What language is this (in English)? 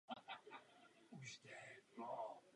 Czech